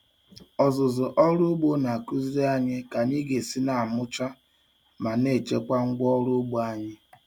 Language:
Igbo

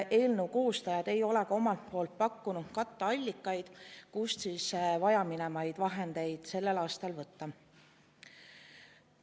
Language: Estonian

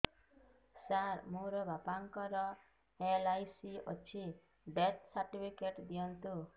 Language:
Odia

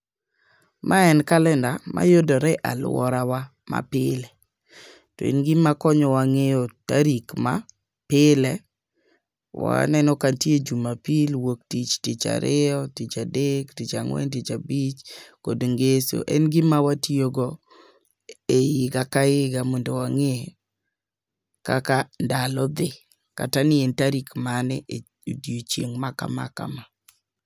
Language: Luo (Kenya and Tanzania)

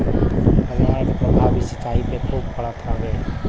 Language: Bhojpuri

